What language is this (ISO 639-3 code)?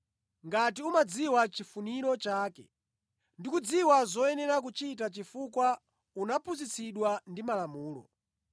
nya